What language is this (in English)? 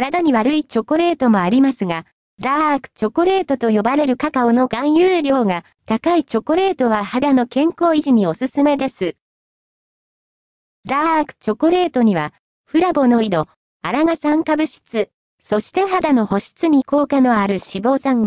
Japanese